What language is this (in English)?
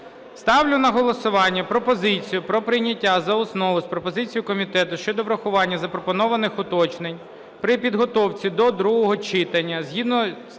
Ukrainian